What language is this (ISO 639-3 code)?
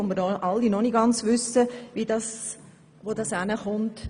gsw